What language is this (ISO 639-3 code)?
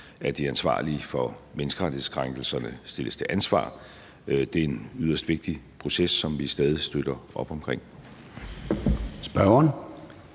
dan